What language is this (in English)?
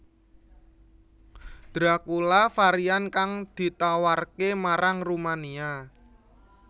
Javanese